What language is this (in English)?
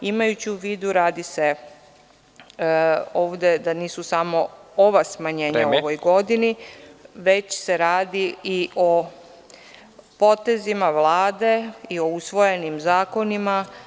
Serbian